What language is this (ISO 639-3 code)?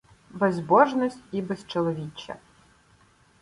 ukr